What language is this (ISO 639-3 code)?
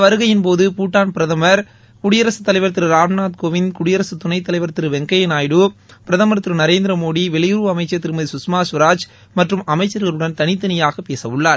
tam